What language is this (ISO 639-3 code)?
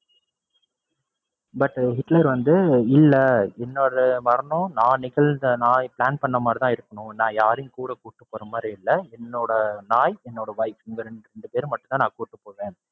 tam